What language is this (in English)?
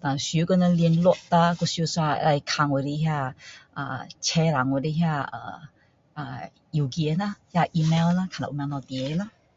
Min Dong Chinese